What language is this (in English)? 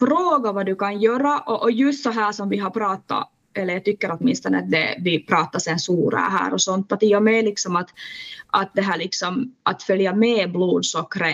Swedish